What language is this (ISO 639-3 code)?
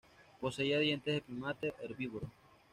spa